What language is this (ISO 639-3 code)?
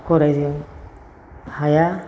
brx